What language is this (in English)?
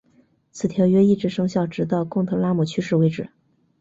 Chinese